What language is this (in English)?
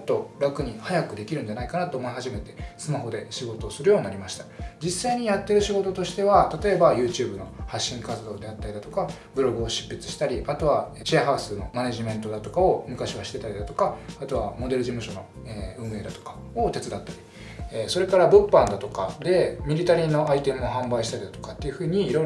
Japanese